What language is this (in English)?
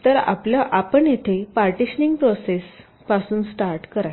Marathi